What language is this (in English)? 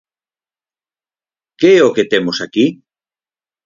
Galician